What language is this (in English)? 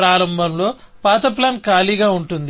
Telugu